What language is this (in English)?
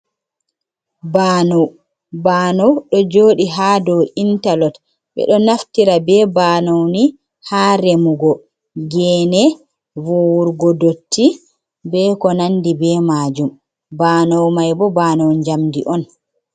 Fula